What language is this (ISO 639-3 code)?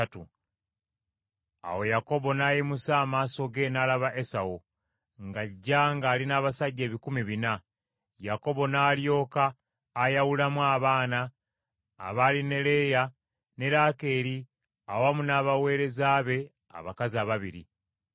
lug